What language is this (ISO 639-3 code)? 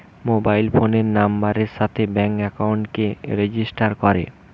ben